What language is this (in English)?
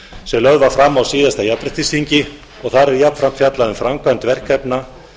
Icelandic